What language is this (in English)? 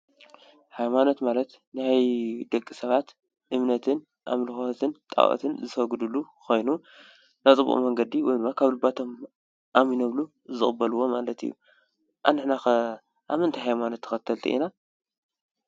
Tigrinya